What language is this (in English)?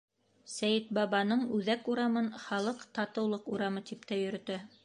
Bashkir